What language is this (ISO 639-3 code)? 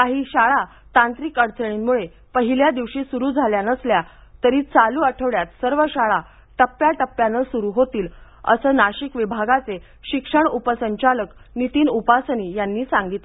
mar